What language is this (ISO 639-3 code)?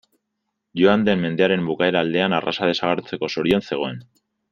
eus